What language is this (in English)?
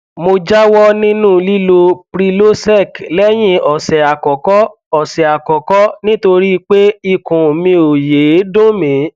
Yoruba